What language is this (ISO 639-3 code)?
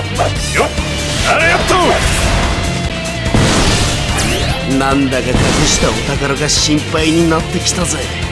jpn